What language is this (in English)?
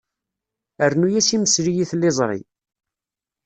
Kabyle